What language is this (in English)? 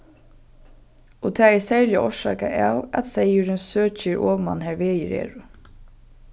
Faroese